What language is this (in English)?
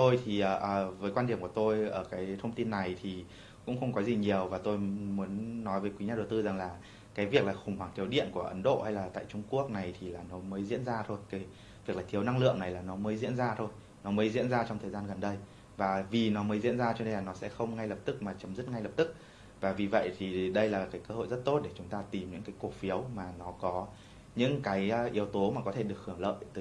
Vietnamese